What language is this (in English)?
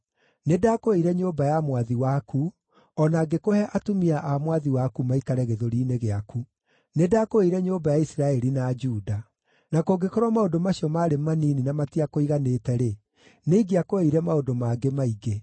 Kikuyu